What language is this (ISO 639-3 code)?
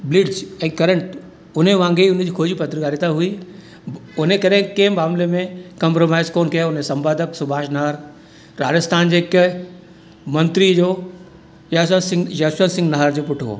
snd